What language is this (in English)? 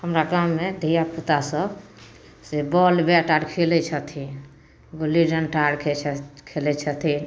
Maithili